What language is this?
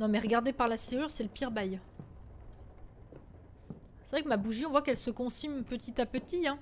French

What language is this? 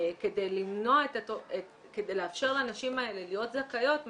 Hebrew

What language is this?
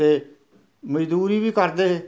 Dogri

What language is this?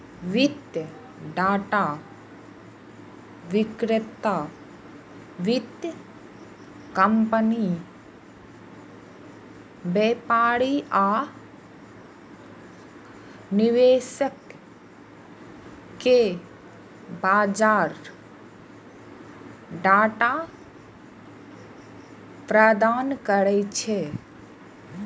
Maithili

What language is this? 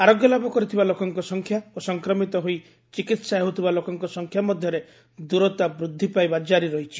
Odia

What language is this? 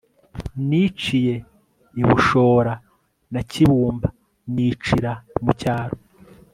Kinyarwanda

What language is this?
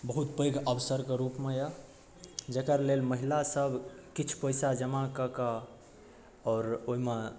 Maithili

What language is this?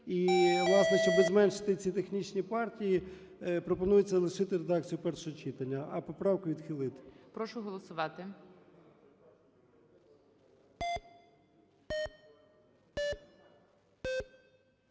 Ukrainian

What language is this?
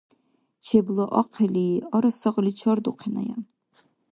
Dargwa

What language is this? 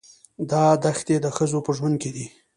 Pashto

